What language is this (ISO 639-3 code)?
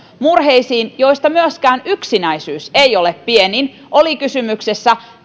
fin